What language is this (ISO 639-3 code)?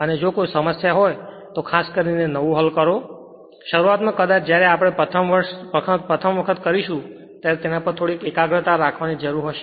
guj